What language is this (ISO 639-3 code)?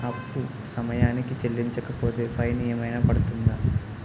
tel